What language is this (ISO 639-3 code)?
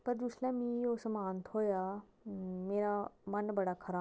doi